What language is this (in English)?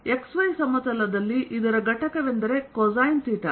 Kannada